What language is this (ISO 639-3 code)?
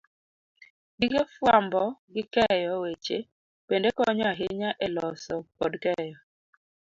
luo